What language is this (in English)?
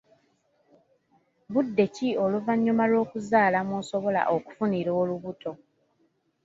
Ganda